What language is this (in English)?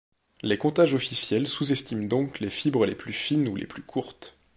French